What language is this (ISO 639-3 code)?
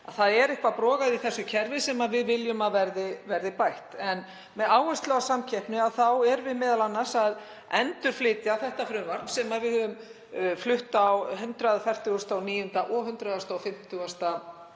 isl